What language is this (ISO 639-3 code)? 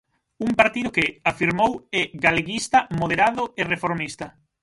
glg